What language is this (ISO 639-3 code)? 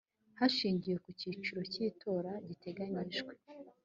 kin